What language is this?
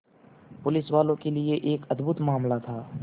Hindi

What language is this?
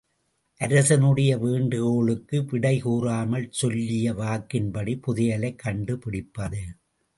Tamil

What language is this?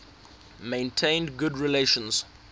English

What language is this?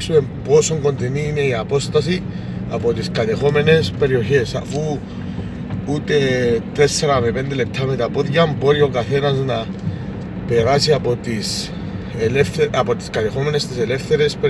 Greek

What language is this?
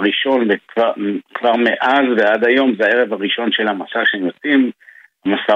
Hebrew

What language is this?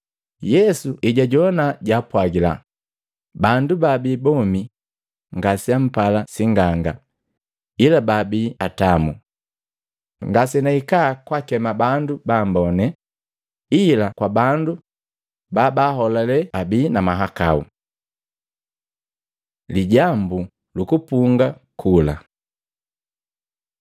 Matengo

